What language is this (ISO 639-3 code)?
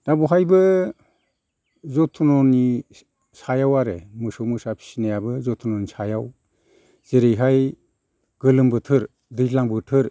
brx